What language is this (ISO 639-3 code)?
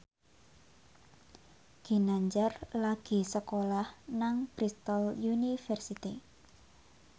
jav